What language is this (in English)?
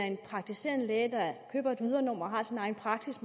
Danish